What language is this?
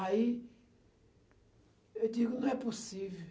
Portuguese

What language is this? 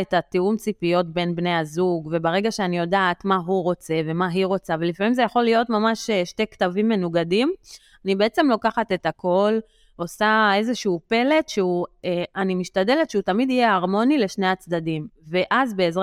Hebrew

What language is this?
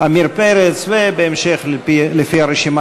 Hebrew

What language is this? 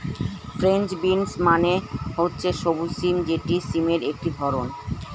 Bangla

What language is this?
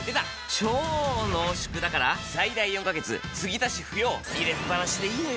Japanese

